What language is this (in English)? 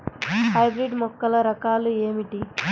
Telugu